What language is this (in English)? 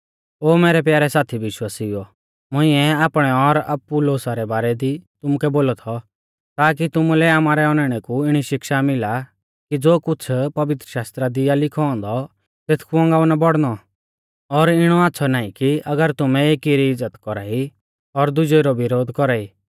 Mahasu Pahari